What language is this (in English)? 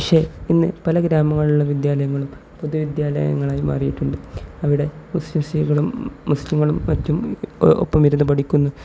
Malayalam